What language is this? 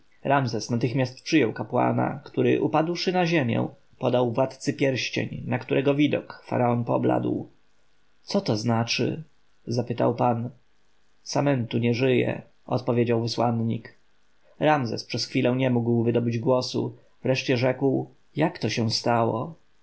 Polish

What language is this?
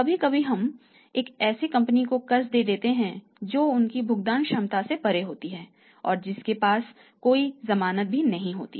Hindi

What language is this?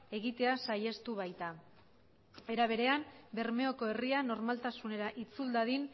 Basque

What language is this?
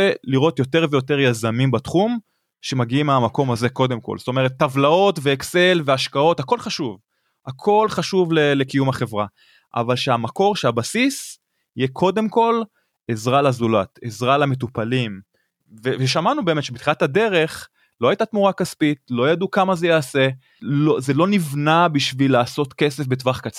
Hebrew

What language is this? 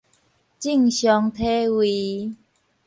Min Nan Chinese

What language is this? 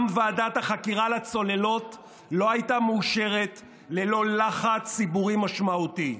Hebrew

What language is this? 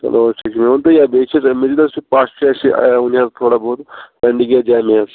Kashmiri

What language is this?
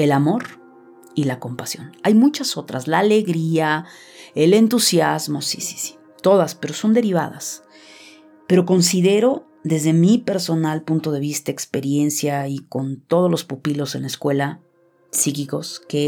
Spanish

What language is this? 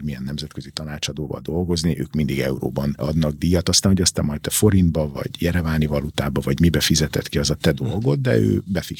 Hungarian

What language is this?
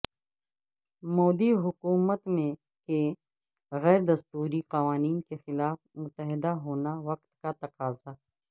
Urdu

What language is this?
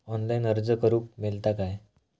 Marathi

